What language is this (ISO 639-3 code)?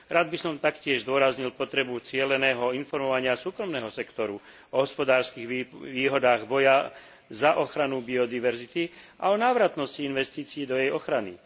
slk